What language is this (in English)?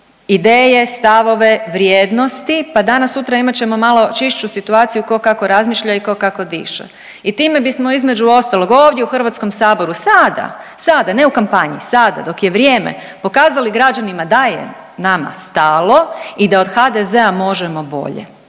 Croatian